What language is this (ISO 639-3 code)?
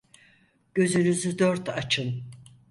tur